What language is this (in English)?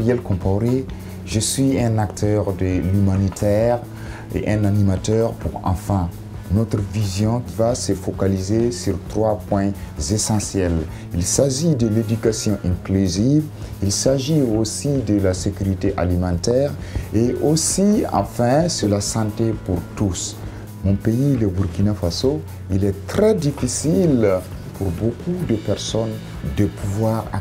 French